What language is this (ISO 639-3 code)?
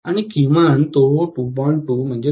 mar